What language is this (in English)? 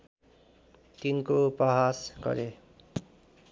Nepali